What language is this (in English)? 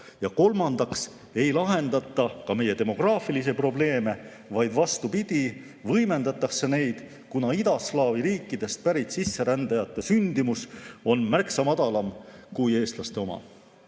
Estonian